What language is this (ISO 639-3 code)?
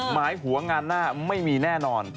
tha